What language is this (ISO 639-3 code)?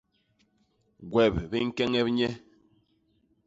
bas